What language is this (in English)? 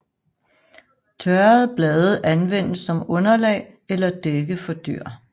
Danish